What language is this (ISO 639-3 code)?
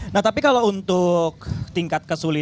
ind